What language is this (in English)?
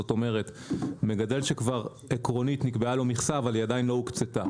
Hebrew